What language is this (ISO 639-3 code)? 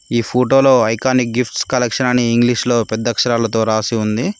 tel